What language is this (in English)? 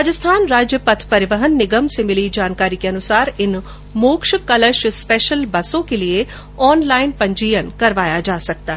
Hindi